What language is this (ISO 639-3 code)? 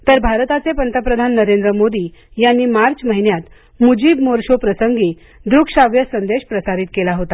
mar